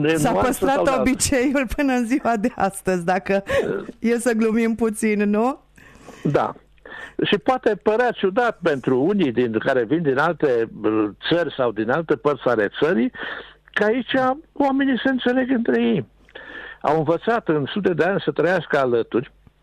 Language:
Romanian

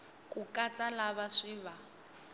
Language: Tsonga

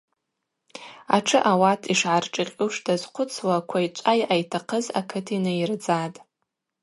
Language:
Abaza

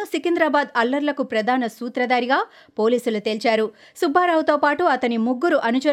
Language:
Telugu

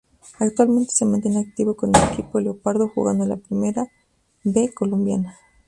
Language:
Spanish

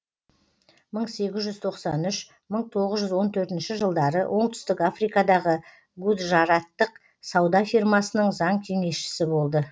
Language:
Kazakh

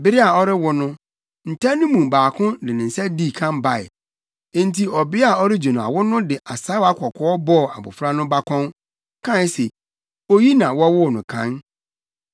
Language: Akan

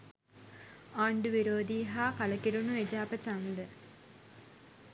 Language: Sinhala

